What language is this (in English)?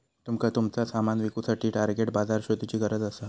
Marathi